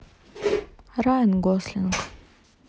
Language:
Russian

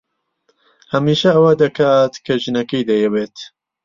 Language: Central Kurdish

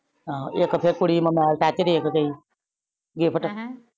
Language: Punjabi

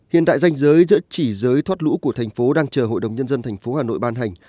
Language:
Vietnamese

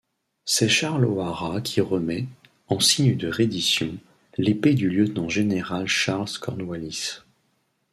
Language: French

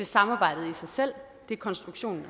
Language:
Danish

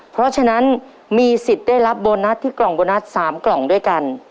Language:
Thai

